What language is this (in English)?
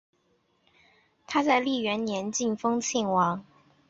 Chinese